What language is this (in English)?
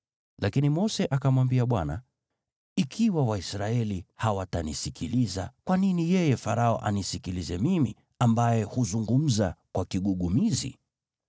Swahili